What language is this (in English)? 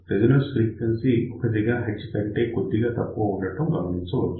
Telugu